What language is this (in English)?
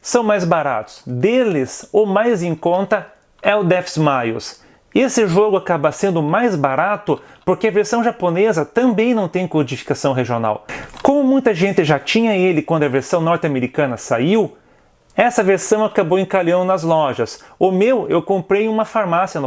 Portuguese